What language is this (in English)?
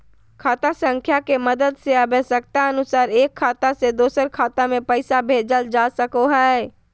Magahi